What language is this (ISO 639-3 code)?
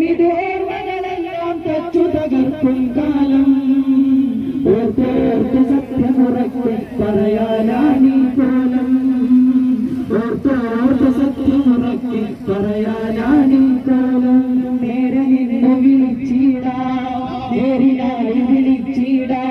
mal